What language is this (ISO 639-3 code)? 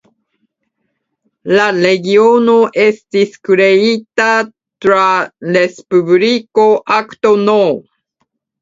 epo